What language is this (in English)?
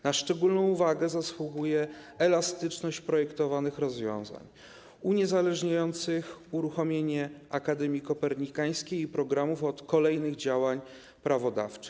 Polish